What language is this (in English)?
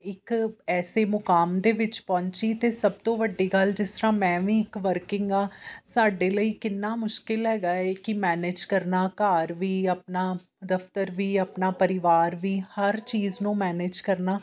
Punjabi